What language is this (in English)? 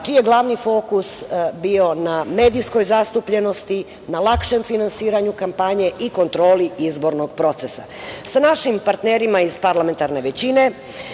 Serbian